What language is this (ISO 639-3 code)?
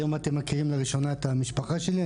heb